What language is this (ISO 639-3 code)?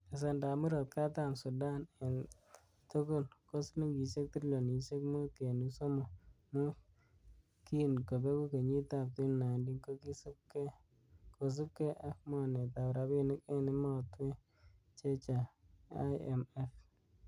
kln